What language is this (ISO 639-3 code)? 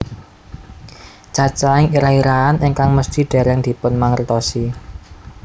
jav